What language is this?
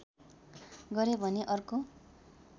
Nepali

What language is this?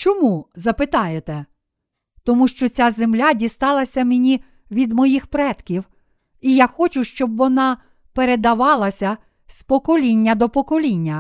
Ukrainian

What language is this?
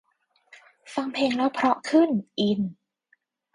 Thai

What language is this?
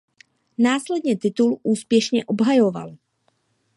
Czech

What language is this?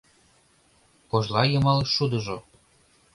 Mari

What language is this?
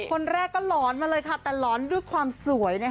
Thai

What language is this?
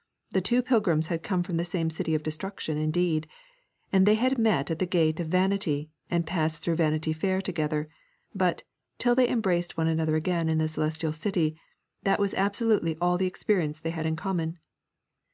English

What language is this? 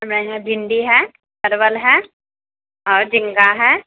Maithili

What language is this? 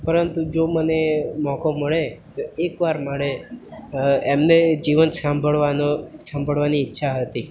Gujarati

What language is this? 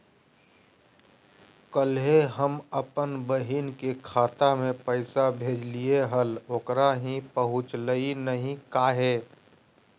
Magahi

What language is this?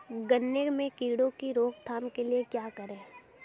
Hindi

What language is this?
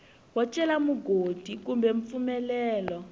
Tsonga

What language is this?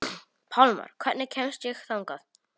Icelandic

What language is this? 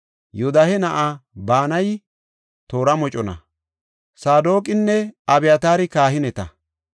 Gofa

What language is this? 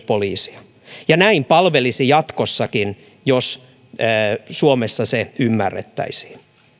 Finnish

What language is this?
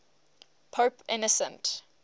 English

